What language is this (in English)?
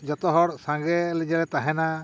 Santali